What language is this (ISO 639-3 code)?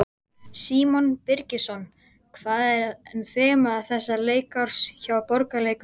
isl